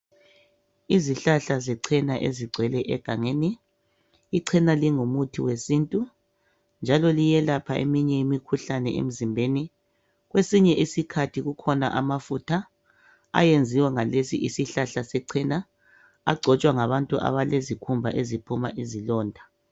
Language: North Ndebele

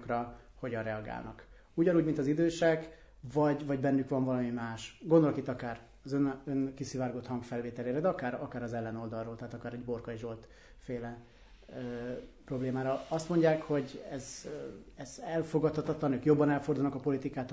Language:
Hungarian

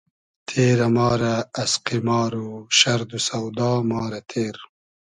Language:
Hazaragi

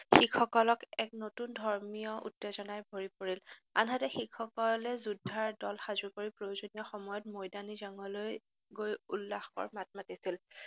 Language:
Assamese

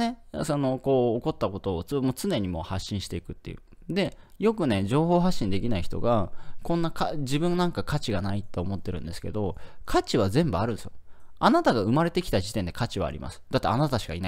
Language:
Japanese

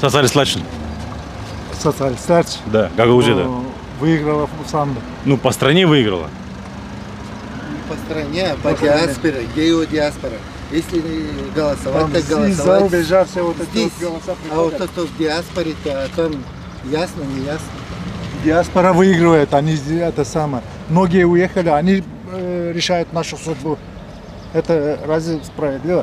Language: Russian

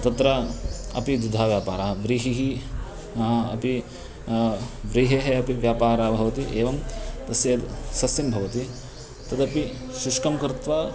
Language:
Sanskrit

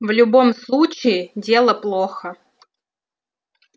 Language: Russian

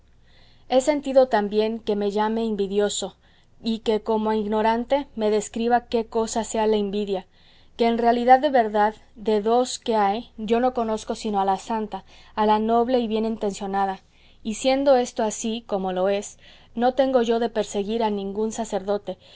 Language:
Spanish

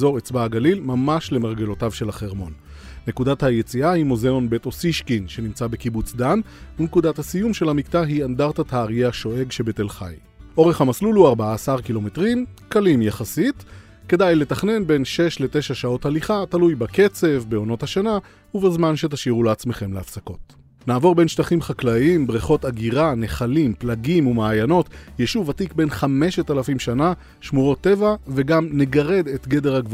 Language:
Hebrew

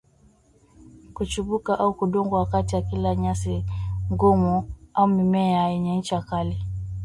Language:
Swahili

